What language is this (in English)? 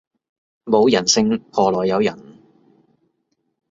Cantonese